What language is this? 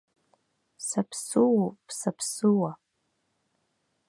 Abkhazian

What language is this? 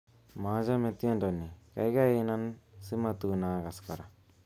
Kalenjin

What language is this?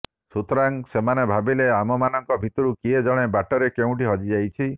Odia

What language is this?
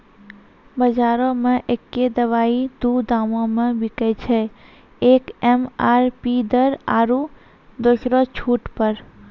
Maithili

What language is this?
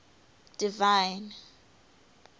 English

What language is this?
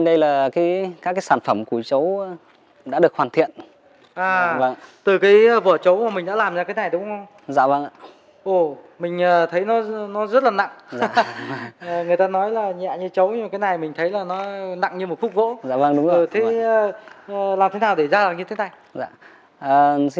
Vietnamese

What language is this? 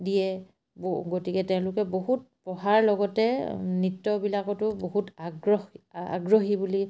Assamese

